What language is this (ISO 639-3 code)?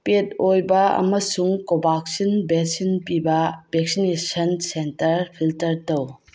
mni